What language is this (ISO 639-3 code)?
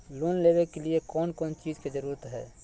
mag